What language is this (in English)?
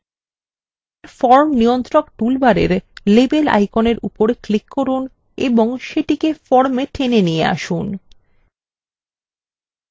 Bangla